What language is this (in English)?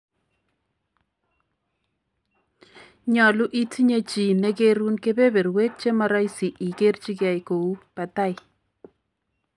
Kalenjin